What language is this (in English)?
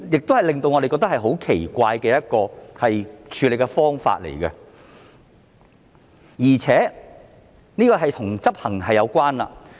Cantonese